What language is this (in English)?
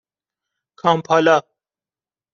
Persian